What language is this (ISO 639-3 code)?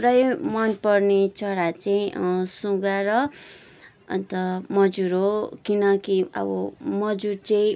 nep